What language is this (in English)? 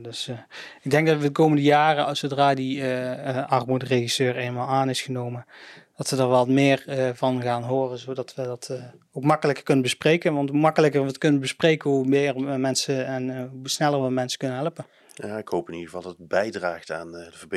Dutch